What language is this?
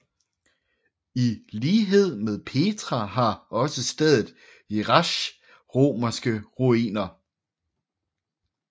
Danish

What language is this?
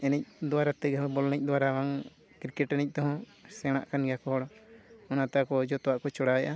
Santali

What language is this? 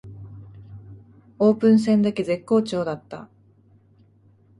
Japanese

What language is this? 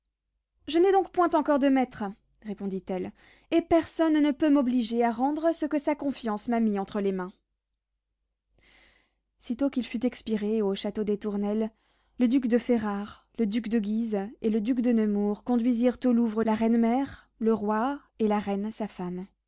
French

